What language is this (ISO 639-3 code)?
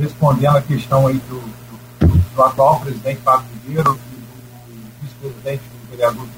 por